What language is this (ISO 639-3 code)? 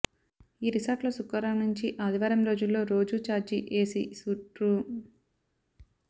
tel